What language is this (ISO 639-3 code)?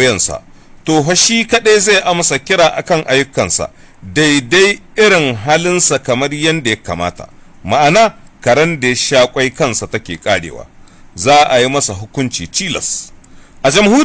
hau